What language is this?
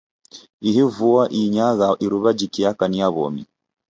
Taita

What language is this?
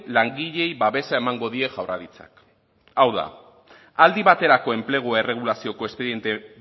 Basque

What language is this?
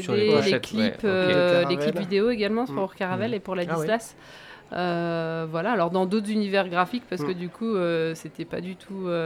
French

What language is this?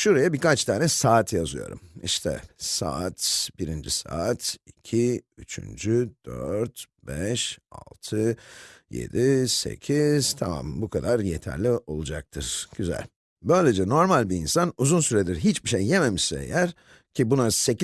Turkish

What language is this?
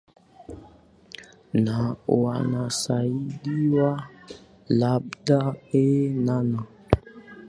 Swahili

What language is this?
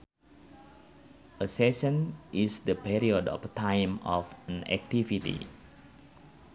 Sundanese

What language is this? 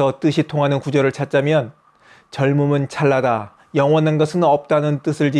Korean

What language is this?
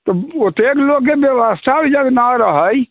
Maithili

